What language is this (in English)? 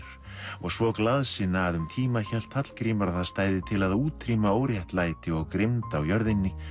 Icelandic